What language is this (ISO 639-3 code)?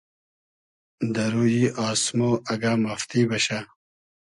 haz